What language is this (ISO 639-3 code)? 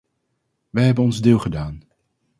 nld